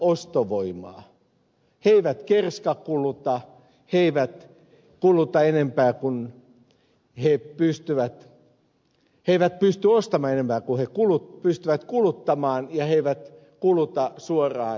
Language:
Finnish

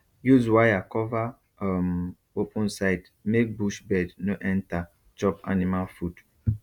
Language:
Nigerian Pidgin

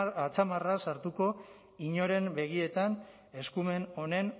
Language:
Basque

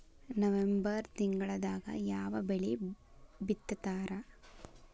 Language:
Kannada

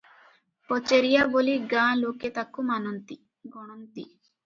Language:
Odia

